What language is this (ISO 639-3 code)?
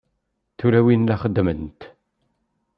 kab